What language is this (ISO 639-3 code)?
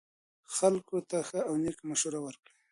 pus